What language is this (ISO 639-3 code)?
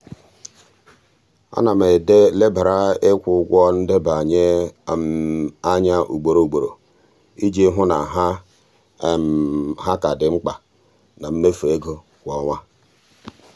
ibo